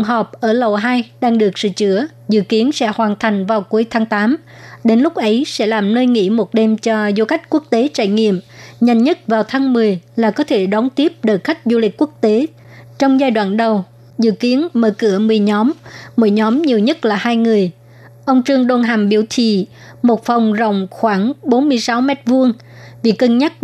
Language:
Vietnamese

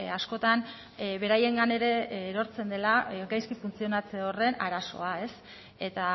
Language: Basque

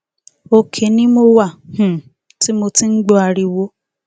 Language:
Yoruba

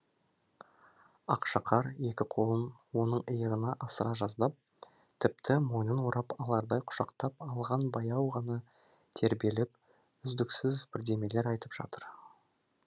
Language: Kazakh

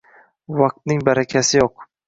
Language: Uzbek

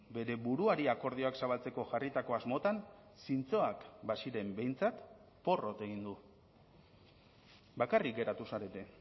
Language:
Basque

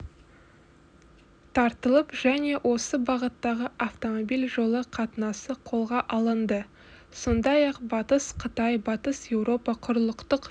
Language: Kazakh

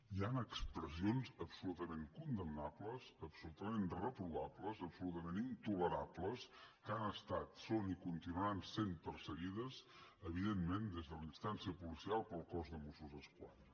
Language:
Catalan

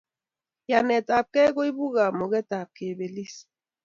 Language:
Kalenjin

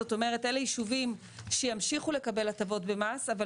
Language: Hebrew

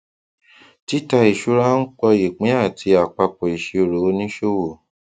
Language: Yoruba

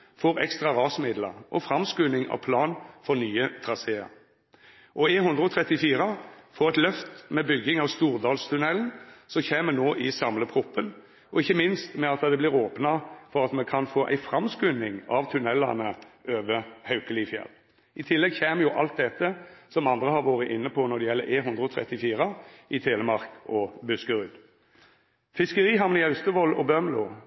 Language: Norwegian Nynorsk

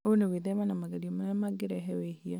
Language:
Kikuyu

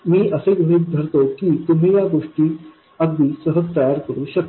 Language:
Marathi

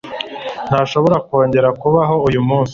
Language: Kinyarwanda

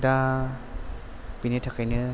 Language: Bodo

